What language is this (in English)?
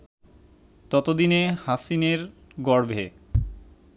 Bangla